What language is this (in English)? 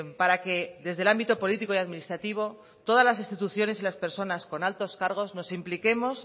Spanish